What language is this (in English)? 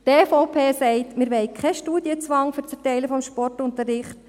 Swiss German